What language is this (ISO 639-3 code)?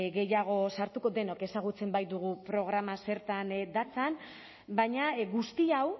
eus